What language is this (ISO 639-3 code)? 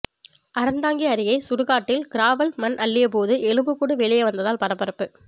tam